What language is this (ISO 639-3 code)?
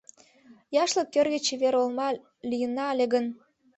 chm